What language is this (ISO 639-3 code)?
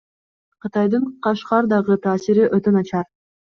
kir